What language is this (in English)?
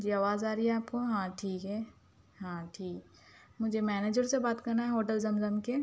Urdu